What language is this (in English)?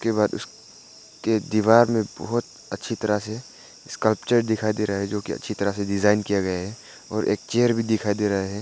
Hindi